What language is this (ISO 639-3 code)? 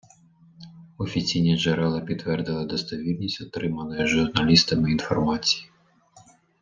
ukr